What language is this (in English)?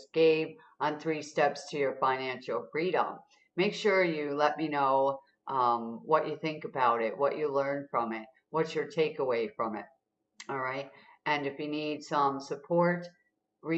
English